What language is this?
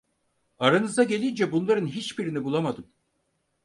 Turkish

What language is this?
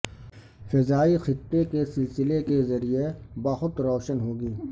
Urdu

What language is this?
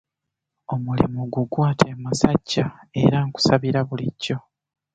Ganda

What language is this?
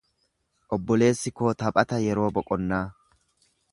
Oromo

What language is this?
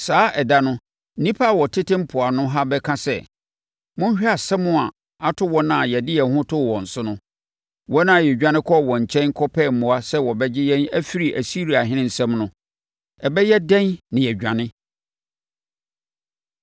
Akan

